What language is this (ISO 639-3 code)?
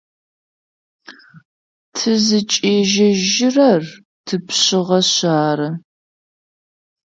ady